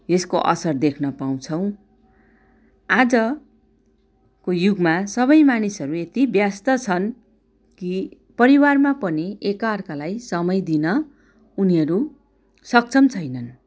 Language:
Nepali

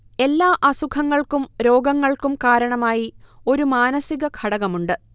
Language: Malayalam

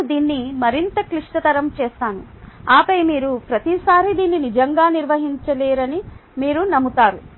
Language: Telugu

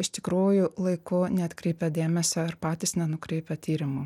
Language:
Lithuanian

